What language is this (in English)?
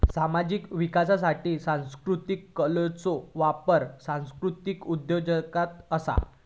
Marathi